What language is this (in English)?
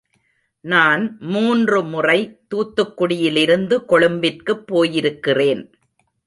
Tamil